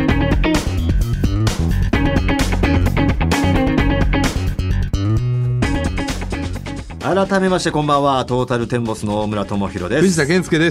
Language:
Japanese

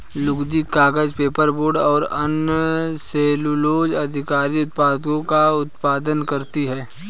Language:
Hindi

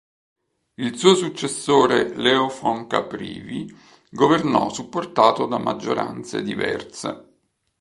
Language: Italian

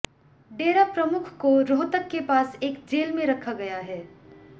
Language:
Hindi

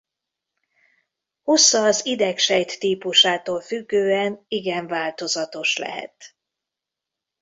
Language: Hungarian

